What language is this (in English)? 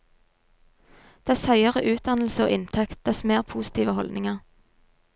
Norwegian